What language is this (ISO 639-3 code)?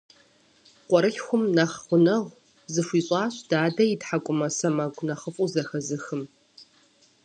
kbd